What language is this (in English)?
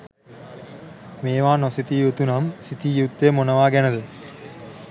Sinhala